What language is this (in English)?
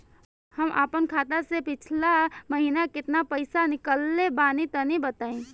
Bhojpuri